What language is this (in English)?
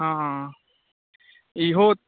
Maithili